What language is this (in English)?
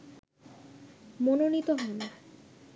Bangla